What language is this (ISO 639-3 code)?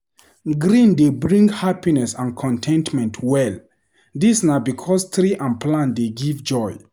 pcm